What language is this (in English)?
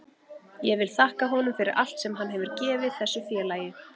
Icelandic